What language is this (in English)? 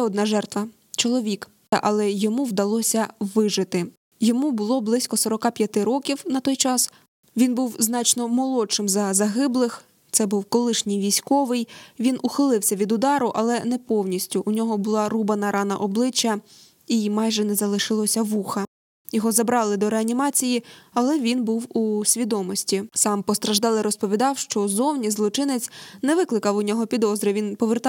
Ukrainian